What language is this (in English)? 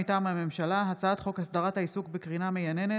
Hebrew